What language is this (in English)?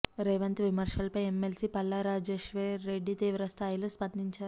Telugu